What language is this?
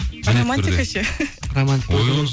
Kazakh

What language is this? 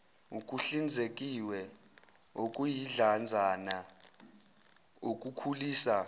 Zulu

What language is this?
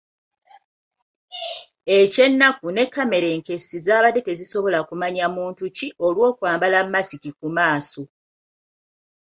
Ganda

